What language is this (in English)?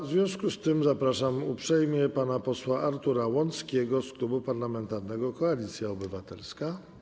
Polish